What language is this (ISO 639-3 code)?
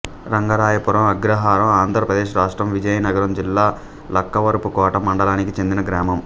tel